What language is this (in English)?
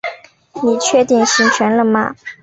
Chinese